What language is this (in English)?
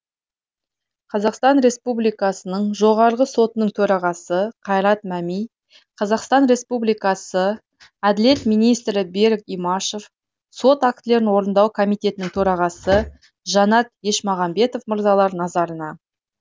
Kazakh